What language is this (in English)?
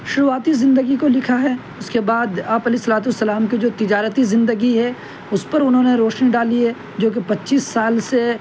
Urdu